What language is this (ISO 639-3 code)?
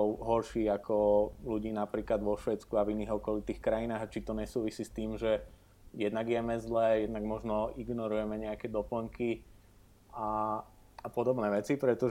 slk